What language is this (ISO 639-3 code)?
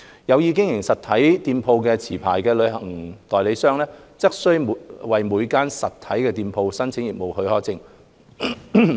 yue